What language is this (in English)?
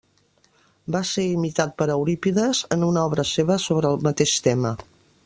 Catalan